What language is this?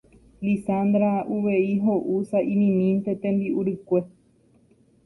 Guarani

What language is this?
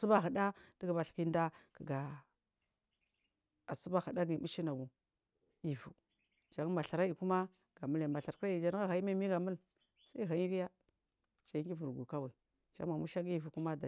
Marghi South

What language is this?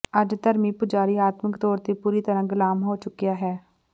Punjabi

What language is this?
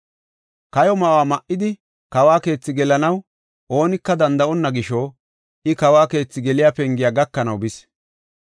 Gofa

